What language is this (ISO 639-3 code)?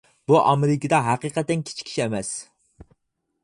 uig